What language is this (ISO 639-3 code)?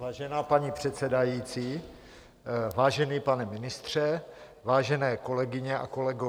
ces